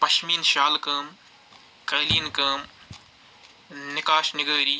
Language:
Kashmiri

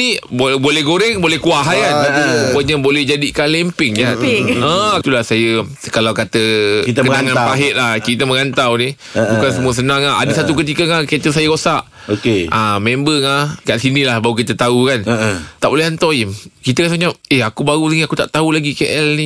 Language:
Malay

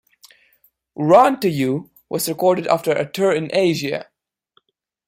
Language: English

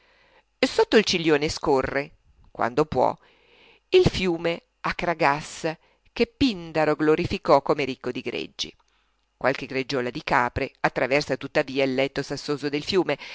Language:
Italian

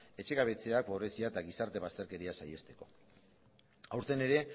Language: Basque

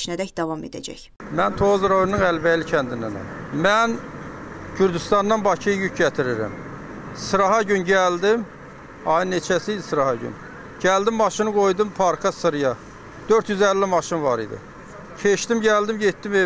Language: Turkish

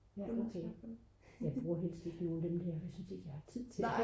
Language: Danish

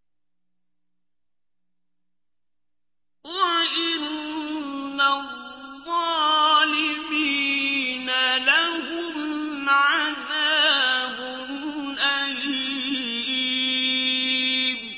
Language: Arabic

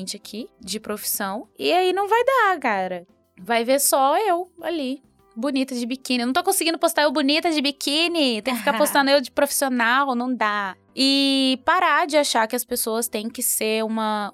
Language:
Portuguese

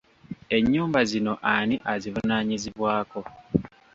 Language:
Ganda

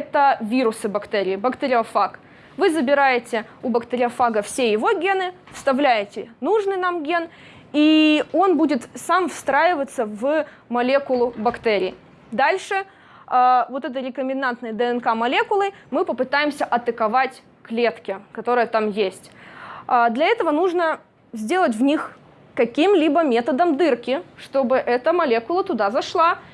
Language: Russian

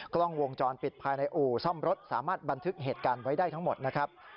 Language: Thai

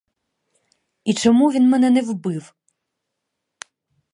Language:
Ukrainian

